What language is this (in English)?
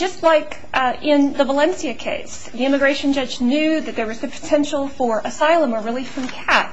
English